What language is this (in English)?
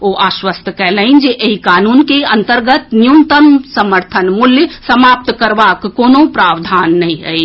Maithili